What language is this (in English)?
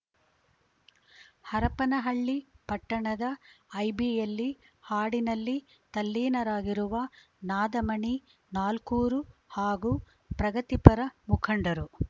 Kannada